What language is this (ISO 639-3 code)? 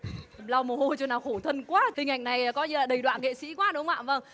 vie